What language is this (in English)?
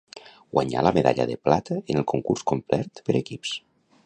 Catalan